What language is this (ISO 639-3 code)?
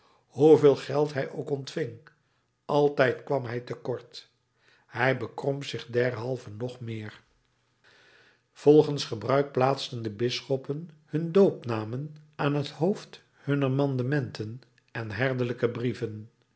nld